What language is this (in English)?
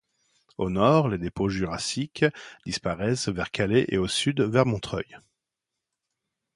French